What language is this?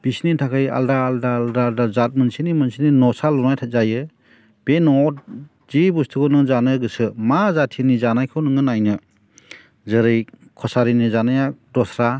Bodo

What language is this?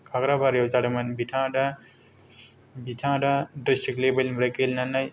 Bodo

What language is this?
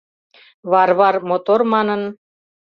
Mari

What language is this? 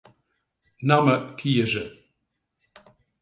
Western Frisian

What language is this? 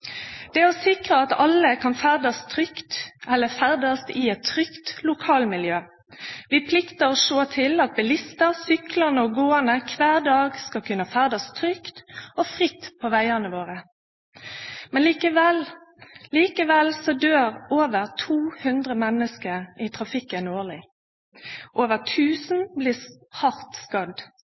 Norwegian Nynorsk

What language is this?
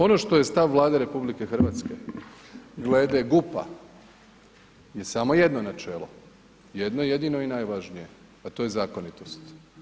Croatian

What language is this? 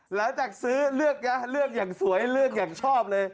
Thai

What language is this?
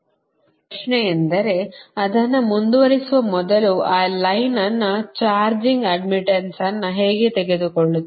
Kannada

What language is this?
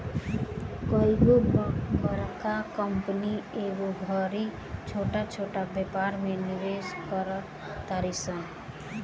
Bhojpuri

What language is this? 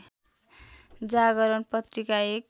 Nepali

